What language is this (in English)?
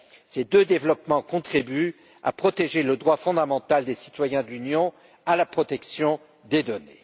French